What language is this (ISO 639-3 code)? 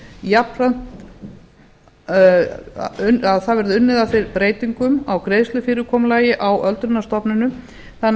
isl